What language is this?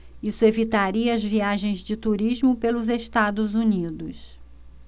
Portuguese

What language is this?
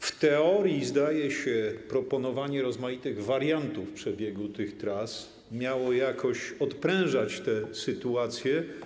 Polish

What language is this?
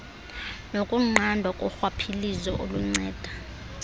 Xhosa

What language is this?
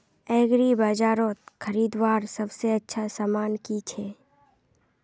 Magahi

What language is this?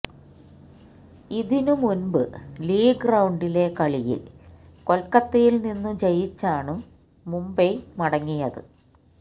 Malayalam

